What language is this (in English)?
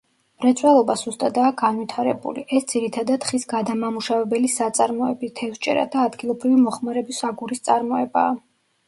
Georgian